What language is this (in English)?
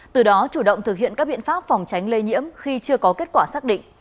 Vietnamese